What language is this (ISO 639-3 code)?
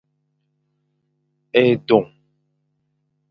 fan